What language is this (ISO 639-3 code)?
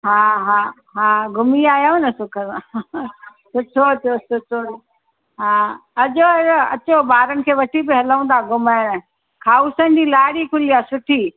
snd